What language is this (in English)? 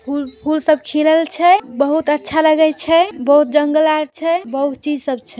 Magahi